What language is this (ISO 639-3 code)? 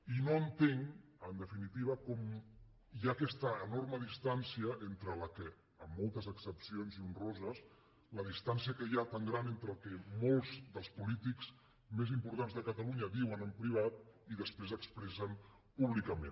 cat